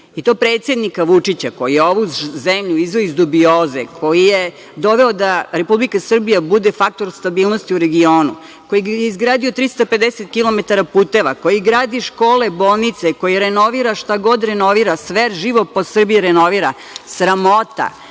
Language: Serbian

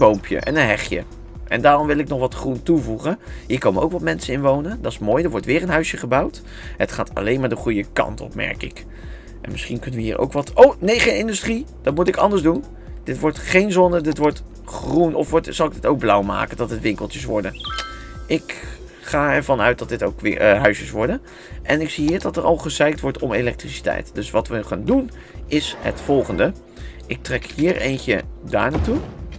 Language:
Dutch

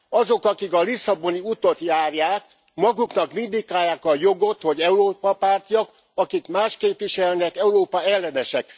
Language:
Hungarian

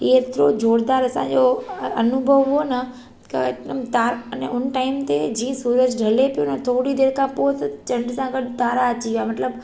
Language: Sindhi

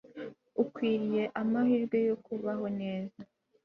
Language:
Kinyarwanda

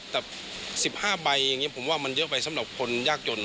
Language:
Thai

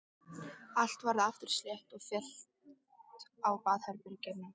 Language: Icelandic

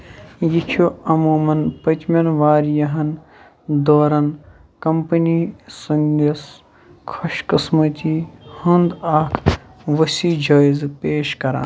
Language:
Kashmiri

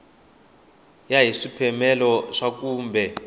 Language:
Tsonga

